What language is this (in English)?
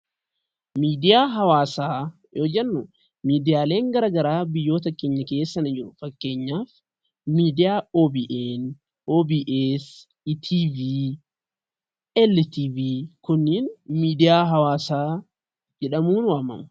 Oromo